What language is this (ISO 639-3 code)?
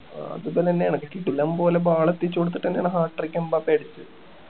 mal